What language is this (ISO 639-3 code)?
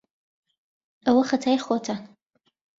ckb